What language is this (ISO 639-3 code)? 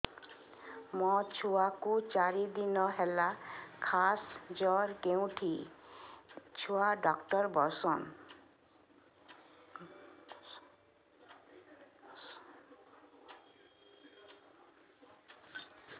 ori